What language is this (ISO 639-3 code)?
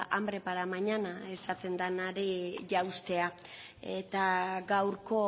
eus